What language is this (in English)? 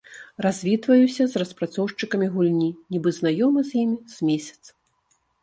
Belarusian